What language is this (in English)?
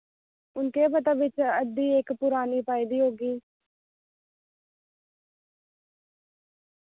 Dogri